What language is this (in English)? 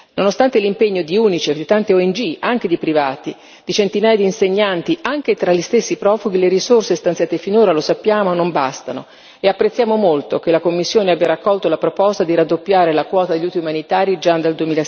Italian